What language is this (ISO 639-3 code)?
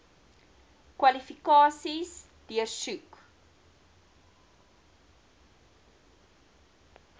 afr